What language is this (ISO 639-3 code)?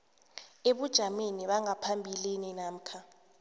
nbl